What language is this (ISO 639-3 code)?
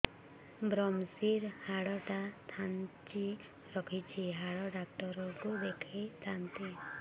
ori